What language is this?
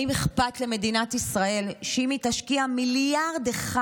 Hebrew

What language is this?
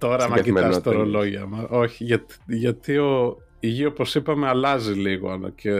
Greek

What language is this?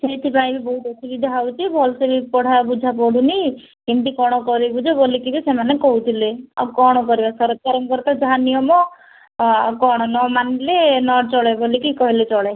Odia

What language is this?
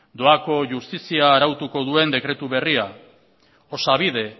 Basque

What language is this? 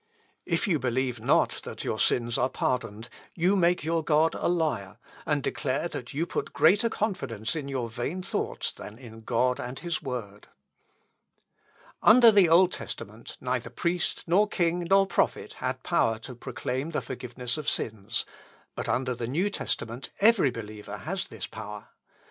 English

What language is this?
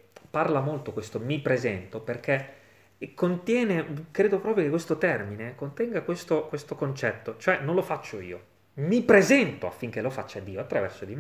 Italian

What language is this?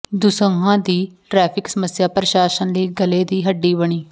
Punjabi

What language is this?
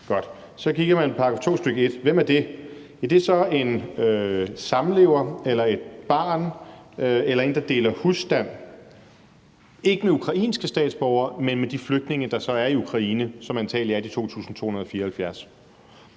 Danish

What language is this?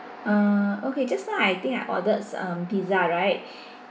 English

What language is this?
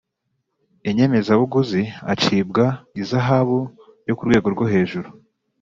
Kinyarwanda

